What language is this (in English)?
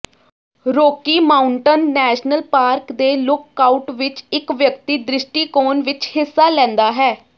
Punjabi